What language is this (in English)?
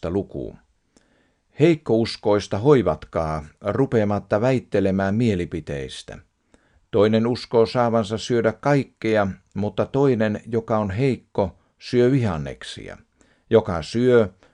Finnish